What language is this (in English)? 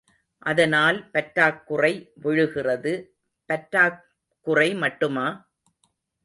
Tamil